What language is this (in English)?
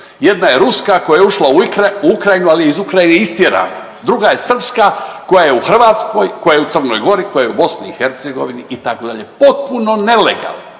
Croatian